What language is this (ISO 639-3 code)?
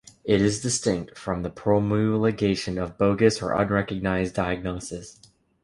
eng